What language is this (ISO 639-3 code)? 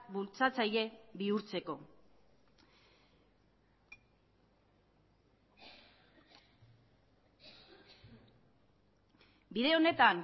eus